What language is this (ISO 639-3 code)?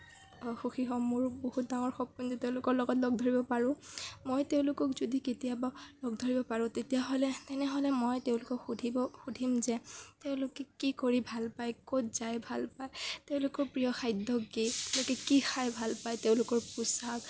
asm